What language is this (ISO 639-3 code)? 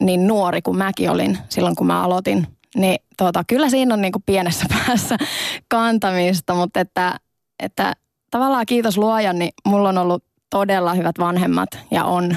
fin